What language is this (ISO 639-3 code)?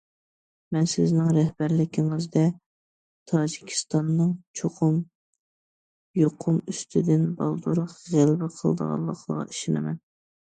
uig